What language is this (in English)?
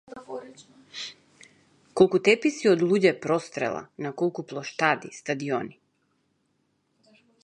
Macedonian